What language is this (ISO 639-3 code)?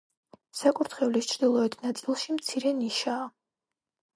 kat